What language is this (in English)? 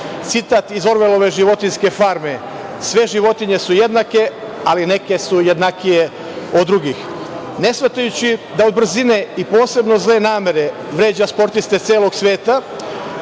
Serbian